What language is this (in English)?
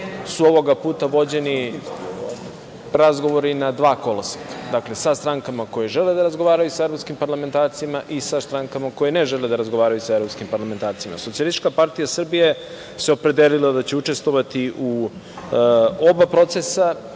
Serbian